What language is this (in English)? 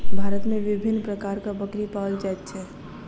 Maithili